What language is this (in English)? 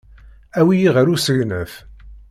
Kabyle